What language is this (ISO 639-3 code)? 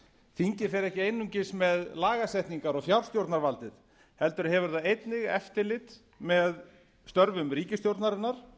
isl